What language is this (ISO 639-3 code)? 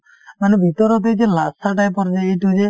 asm